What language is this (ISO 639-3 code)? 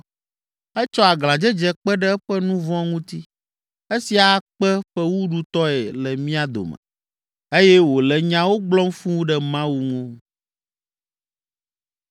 ewe